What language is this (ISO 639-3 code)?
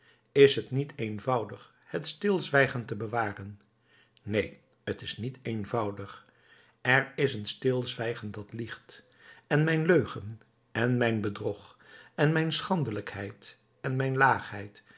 nld